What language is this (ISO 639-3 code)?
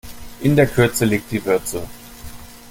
deu